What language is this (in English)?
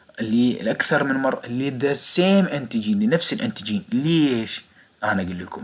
Arabic